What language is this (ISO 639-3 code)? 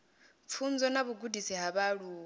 ven